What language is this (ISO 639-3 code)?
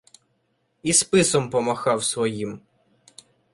ukr